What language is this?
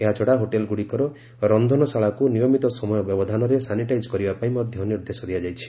Odia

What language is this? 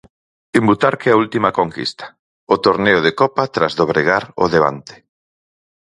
Galician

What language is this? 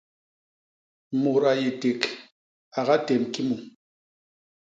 Basaa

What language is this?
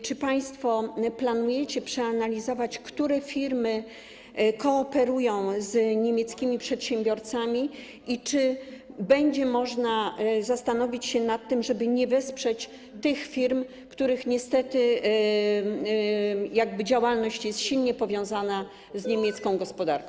Polish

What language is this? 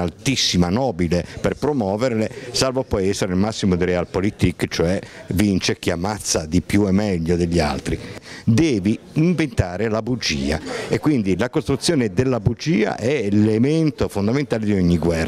Italian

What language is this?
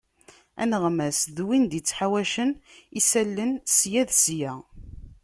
Kabyle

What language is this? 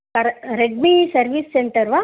Sanskrit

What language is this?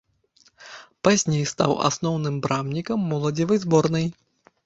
Belarusian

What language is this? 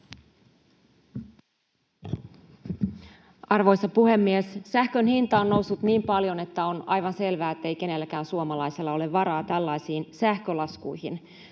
Finnish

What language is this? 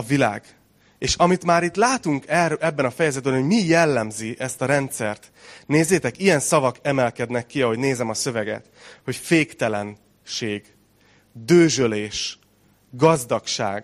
Hungarian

